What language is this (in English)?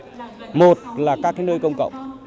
Vietnamese